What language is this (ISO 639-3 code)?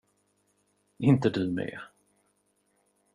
swe